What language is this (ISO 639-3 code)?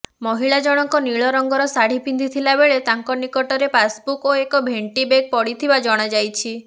ori